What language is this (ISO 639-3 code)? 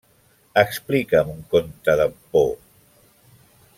cat